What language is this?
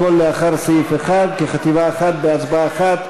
Hebrew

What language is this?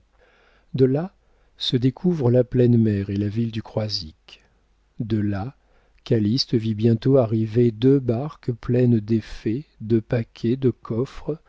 French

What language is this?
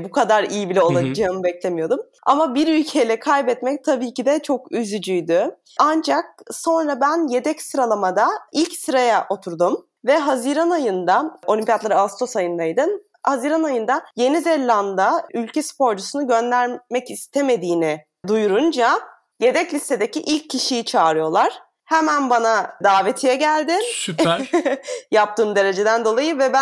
Turkish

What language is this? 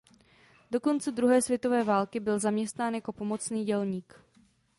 Czech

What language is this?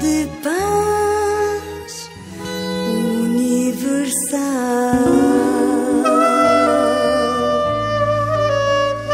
Portuguese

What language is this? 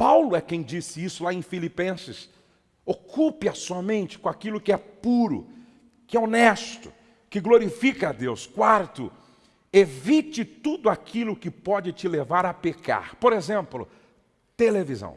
Portuguese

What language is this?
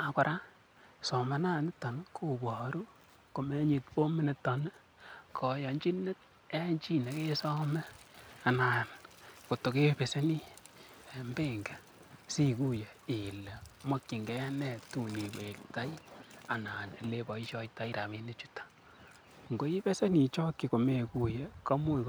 Kalenjin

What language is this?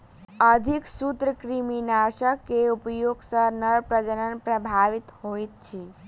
Maithili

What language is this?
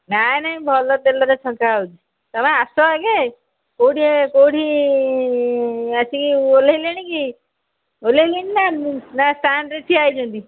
Odia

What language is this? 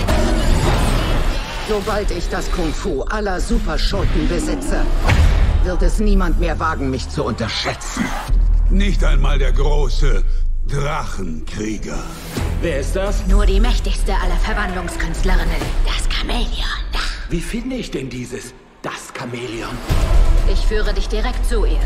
German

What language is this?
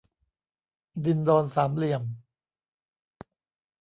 Thai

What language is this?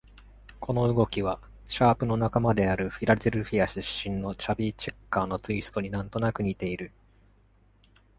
Japanese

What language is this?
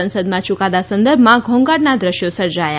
Gujarati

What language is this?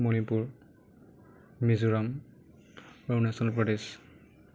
Assamese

